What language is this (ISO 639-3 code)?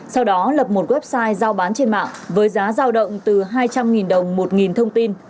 vie